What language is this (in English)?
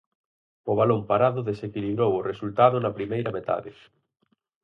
Galician